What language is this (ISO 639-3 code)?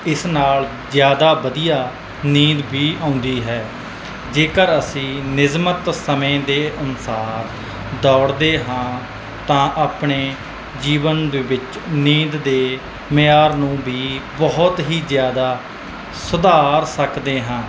pan